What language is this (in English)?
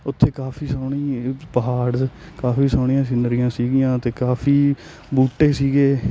Punjabi